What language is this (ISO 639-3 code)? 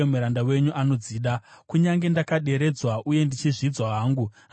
sna